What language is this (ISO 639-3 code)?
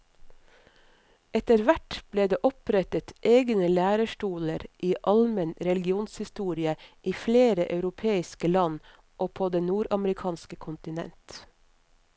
nor